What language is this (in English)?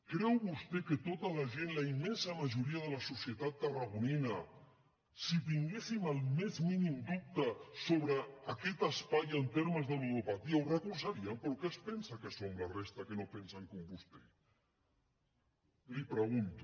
Catalan